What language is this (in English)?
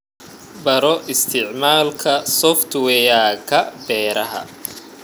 Somali